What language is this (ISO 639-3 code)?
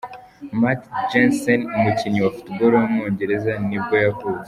kin